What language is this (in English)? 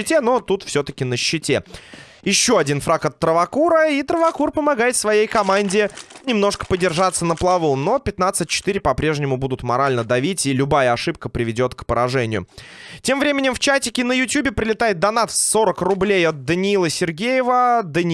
Russian